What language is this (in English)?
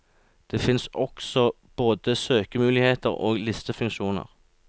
Norwegian